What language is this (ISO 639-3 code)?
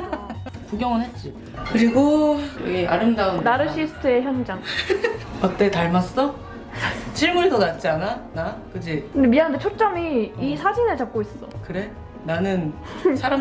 kor